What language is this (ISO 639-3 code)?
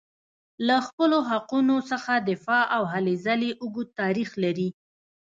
pus